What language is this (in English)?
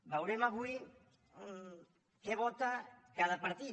Catalan